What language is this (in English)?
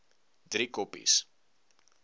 Afrikaans